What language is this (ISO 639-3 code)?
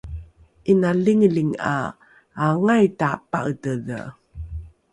dru